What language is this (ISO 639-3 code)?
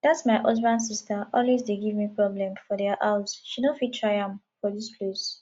pcm